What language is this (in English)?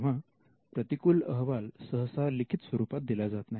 Marathi